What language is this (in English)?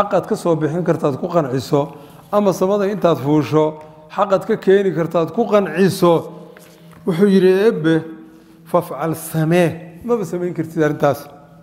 Arabic